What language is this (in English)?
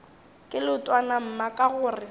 Northern Sotho